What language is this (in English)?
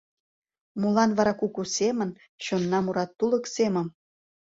Mari